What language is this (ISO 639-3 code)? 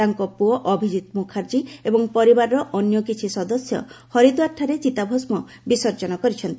ori